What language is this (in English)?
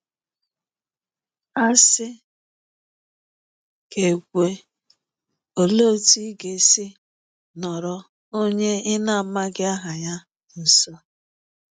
Igbo